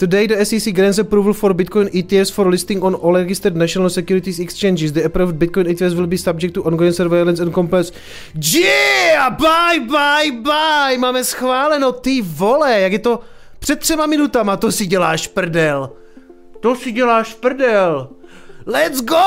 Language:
Czech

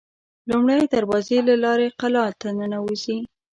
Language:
Pashto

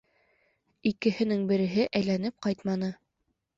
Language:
Bashkir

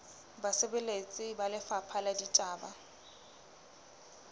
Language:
Southern Sotho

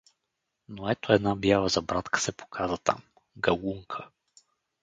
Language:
Bulgarian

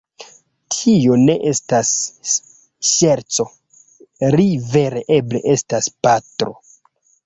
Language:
Esperanto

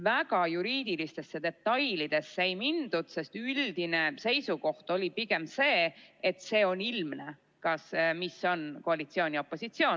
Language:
Estonian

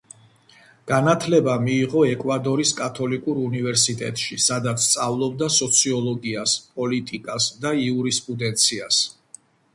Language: Georgian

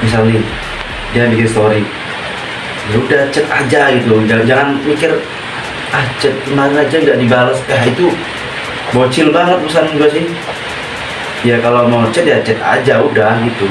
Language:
Indonesian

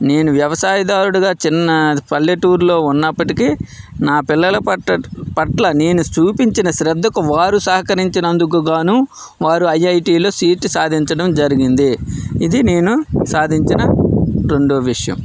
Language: Telugu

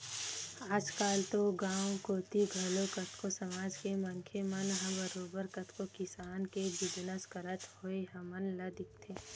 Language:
Chhattisgarhi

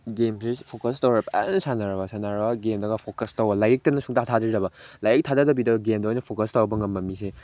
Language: Manipuri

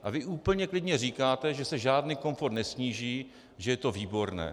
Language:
Czech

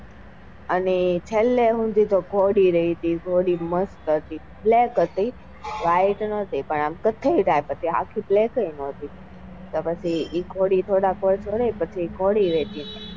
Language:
Gujarati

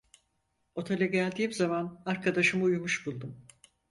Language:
Turkish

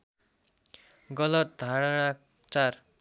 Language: Nepali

